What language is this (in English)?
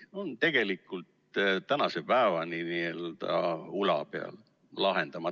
Estonian